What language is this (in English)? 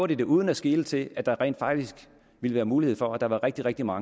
Danish